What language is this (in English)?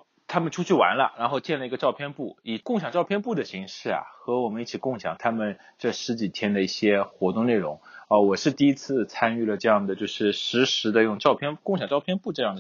Chinese